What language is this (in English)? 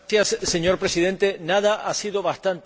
Spanish